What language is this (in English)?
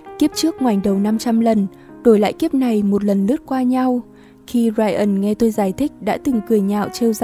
Vietnamese